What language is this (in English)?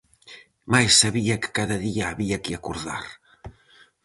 Galician